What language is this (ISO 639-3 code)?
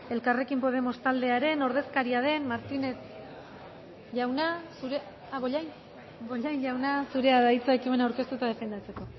eus